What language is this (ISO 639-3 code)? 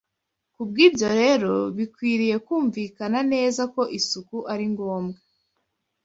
kin